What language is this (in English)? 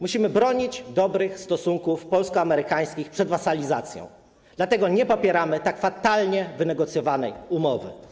Polish